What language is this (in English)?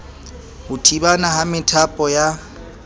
Southern Sotho